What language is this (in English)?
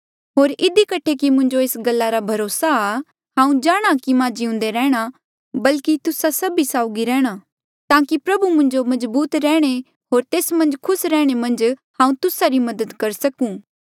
Mandeali